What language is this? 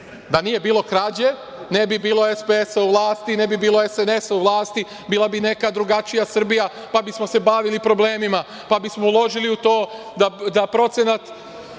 Serbian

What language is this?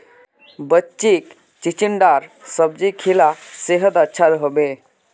Magahi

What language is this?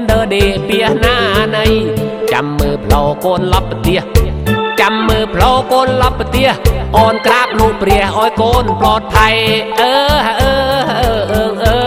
Thai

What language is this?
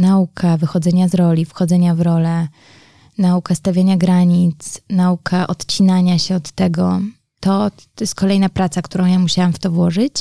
Polish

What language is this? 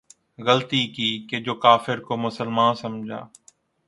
Urdu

